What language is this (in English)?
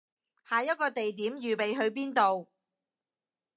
Cantonese